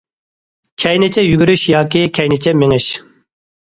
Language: Uyghur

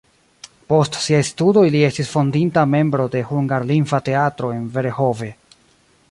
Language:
Esperanto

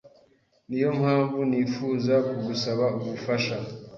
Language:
Kinyarwanda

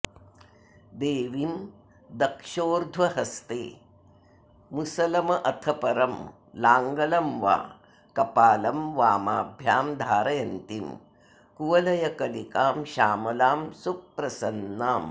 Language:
Sanskrit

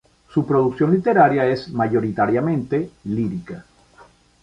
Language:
Spanish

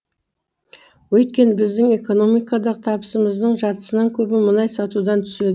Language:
Kazakh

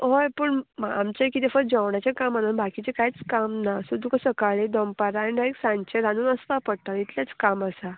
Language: Konkani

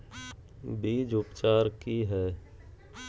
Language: Magahi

